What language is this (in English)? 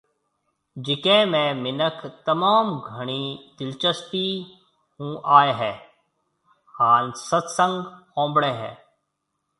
Marwari (Pakistan)